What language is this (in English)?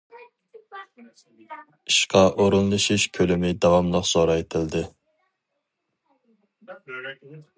Uyghur